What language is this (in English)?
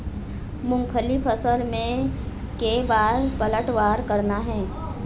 Chhattisgarhi